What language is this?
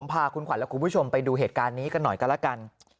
Thai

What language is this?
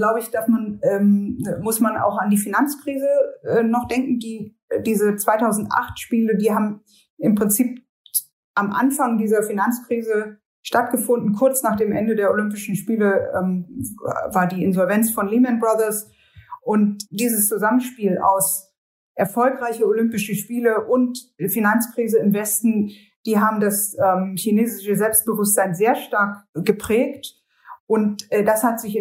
German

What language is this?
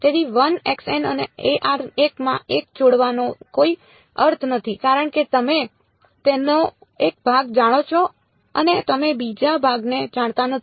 Gujarati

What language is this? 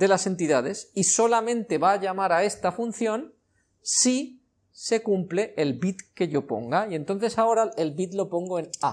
Spanish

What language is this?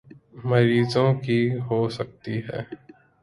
Urdu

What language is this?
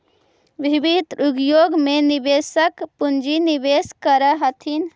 Magahi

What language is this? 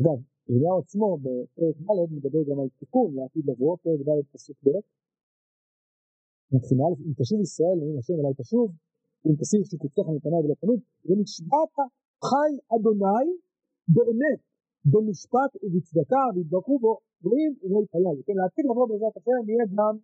Hebrew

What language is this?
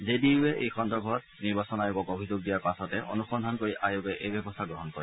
Assamese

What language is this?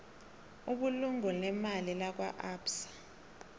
South Ndebele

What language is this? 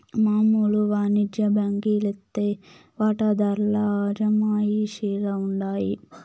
Telugu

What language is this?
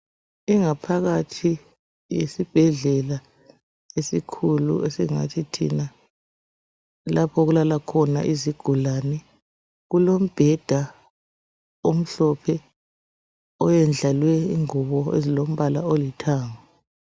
North Ndebele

